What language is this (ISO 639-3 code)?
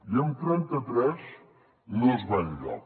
cat